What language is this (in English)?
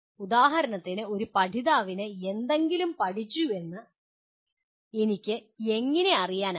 Malayalam